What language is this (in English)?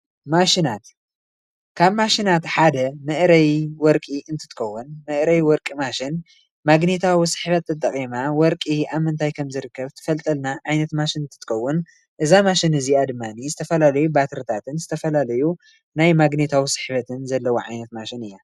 Tigrinya